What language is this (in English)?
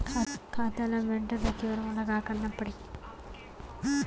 Chhattisgarhi